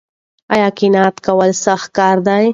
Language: Pashto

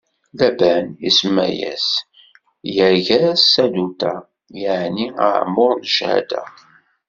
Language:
Kabyle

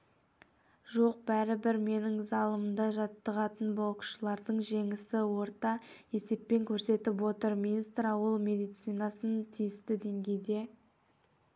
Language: Kazakh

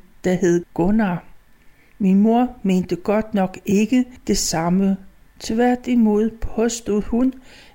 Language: Danish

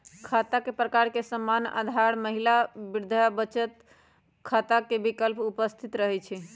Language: Magahi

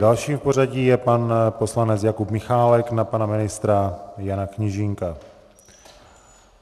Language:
Czech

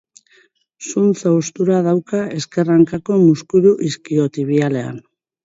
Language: Basque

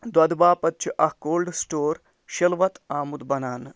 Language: Kashmiri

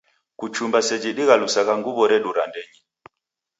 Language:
Taita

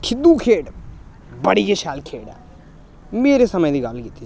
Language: Dogri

